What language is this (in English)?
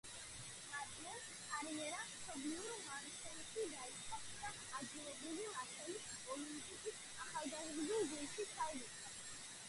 Georgian